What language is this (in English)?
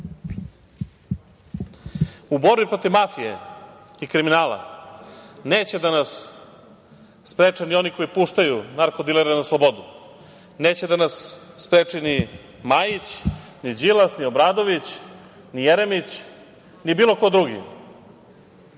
Serbian